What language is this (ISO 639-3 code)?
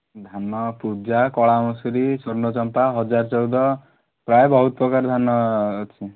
ori